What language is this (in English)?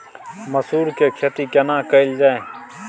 Maithili